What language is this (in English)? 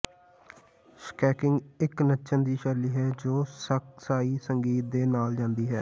Punjabi